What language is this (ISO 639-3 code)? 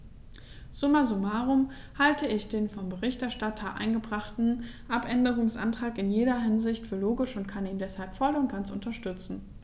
deu